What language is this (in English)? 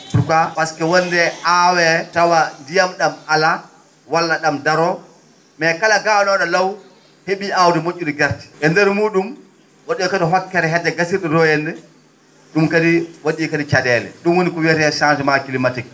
Fula